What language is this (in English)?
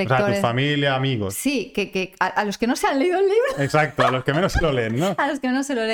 Spanish